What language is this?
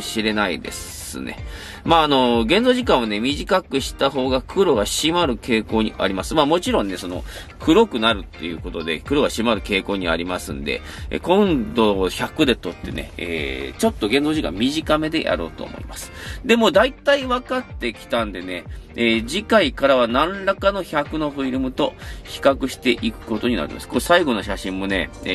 Japanese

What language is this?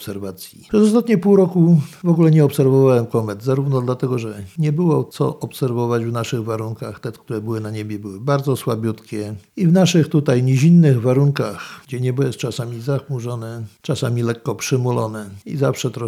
Polish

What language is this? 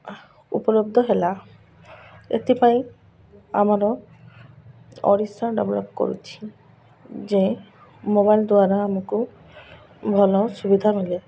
Odia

